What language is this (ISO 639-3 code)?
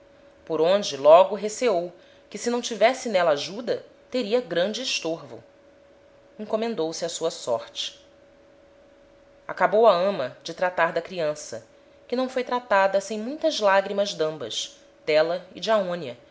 por